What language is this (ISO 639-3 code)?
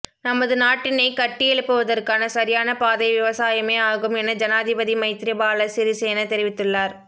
tam